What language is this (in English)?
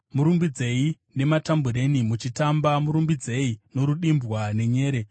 Shona